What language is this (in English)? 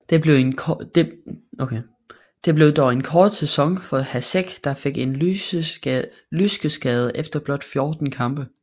Danish